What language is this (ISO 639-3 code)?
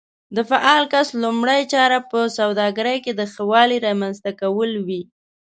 pus